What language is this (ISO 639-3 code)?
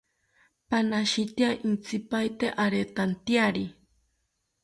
cpy